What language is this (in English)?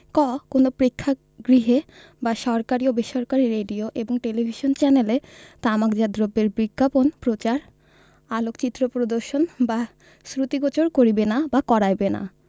Bangla